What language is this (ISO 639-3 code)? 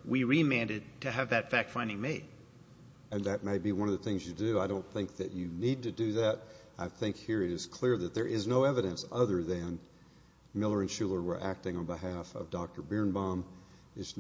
eng